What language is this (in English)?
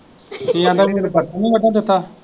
Punjabi